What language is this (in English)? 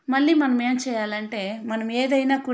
Telugu